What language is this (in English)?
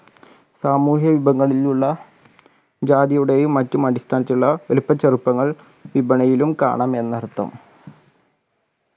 Malayalam